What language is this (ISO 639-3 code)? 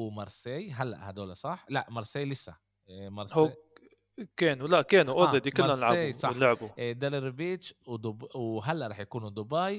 ara